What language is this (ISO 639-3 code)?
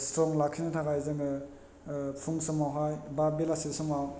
brx